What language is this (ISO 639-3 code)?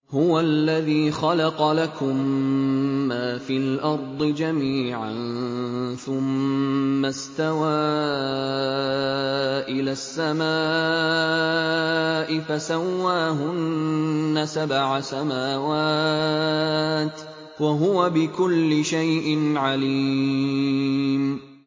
ara